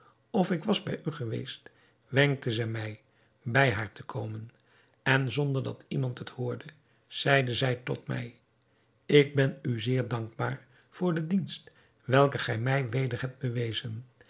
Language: Dutch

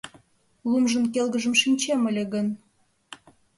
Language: Mari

